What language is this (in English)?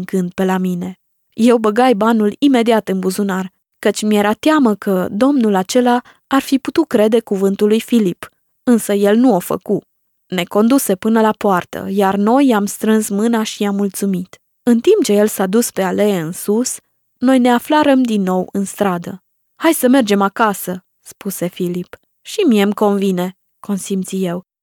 Romanian